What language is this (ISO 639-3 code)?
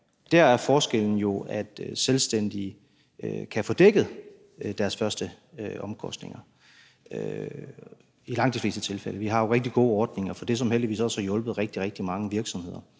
dan